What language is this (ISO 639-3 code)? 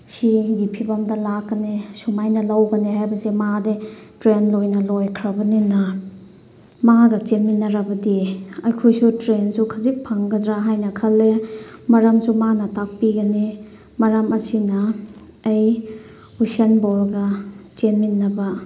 mni